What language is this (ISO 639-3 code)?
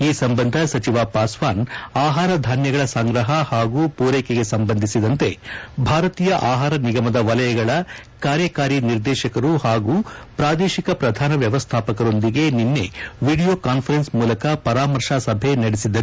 kan